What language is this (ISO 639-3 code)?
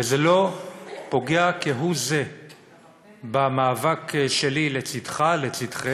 heb